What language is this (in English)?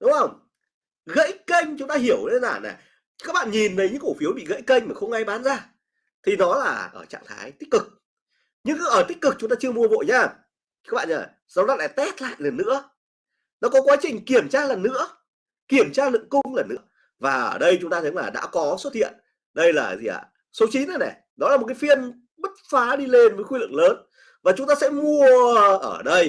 Vietnamese